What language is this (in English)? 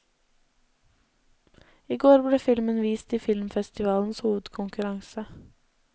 Norwegian